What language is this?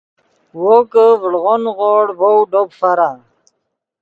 Yidgha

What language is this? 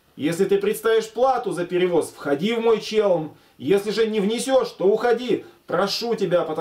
Russian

